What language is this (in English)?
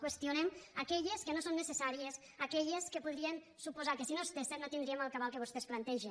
Catalan